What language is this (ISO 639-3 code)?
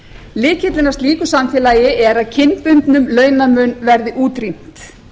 isl